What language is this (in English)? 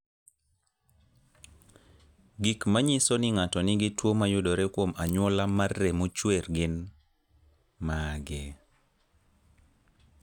Luo (Kenya and Tanzania)